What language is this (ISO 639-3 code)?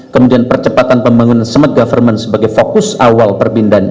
ind